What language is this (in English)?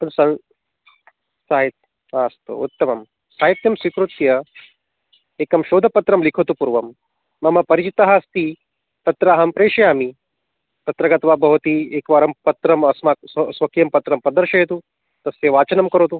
Sanskrit